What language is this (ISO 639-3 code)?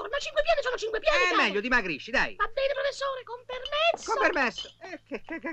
ita